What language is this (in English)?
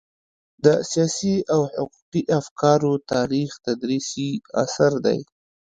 Pashto